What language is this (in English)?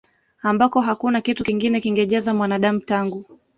Swahili